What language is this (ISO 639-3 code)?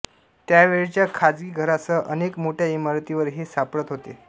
mar